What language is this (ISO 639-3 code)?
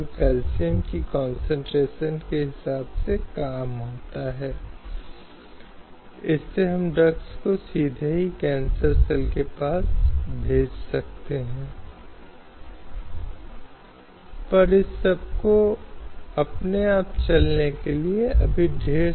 hin